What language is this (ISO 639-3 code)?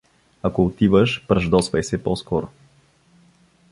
bul